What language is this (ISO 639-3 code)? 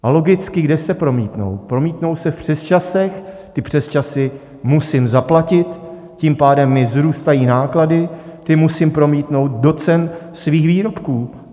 ces